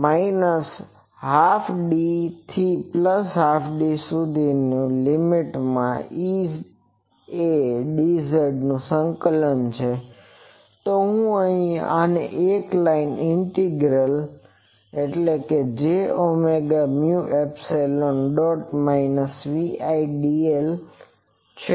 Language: Gujarati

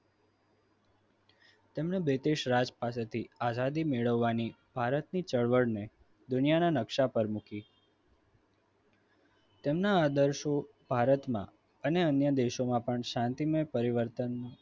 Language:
Gujarati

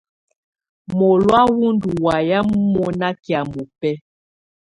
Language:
Tunen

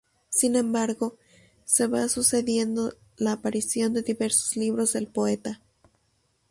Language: Spanish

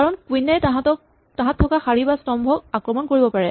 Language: Assamese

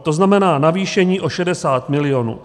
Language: Czech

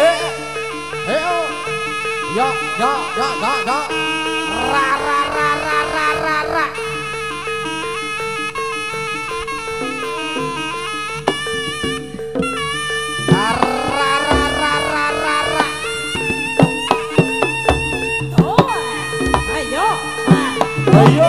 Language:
Indonesian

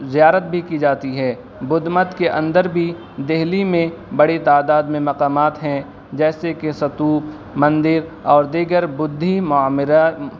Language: Urdu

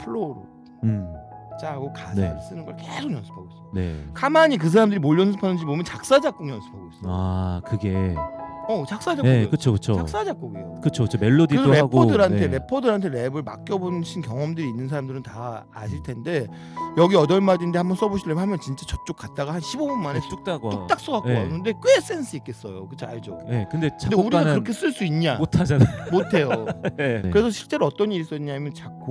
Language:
Korean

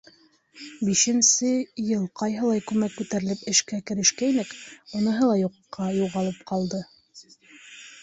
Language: Bashkir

